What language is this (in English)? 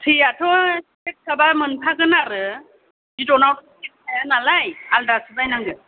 Bodo